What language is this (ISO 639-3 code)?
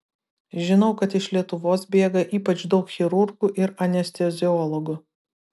lit